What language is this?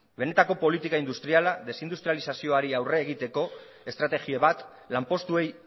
Basque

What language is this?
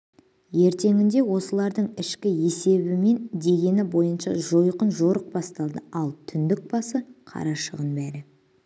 Kazakh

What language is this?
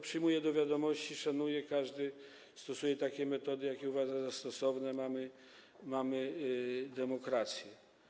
Polish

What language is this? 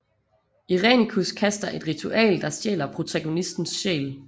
Danish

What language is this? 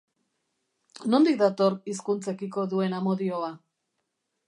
Basque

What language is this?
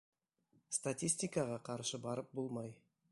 Bashkir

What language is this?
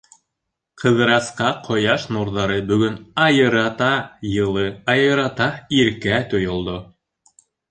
Bashkir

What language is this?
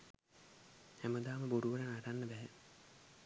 Sinhala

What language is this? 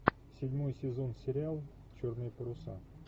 Russian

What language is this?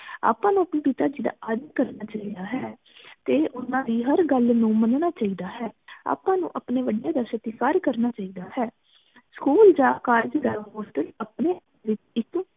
Punjabi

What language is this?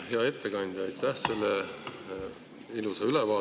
Estonian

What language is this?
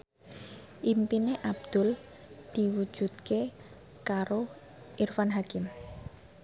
Javanese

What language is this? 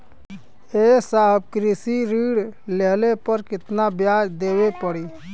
Bhojpuri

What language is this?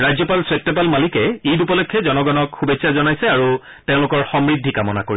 Assamese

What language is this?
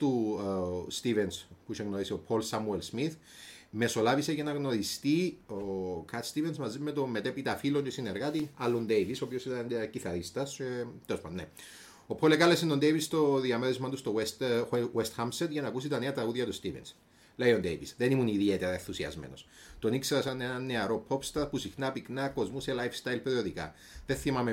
Greek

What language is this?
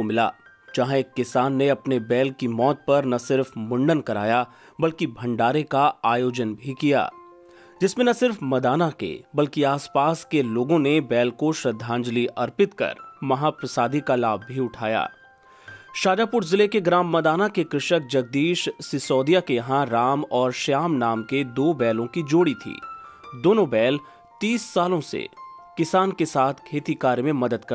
Hindi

